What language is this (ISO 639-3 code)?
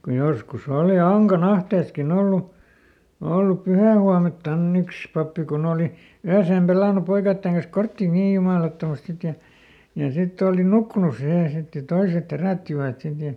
fin